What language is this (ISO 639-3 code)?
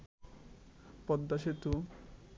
ben